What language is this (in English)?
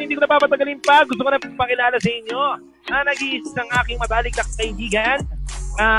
Filipino